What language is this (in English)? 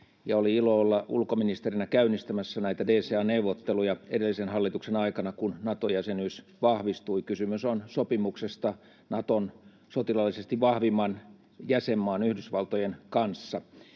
Finnish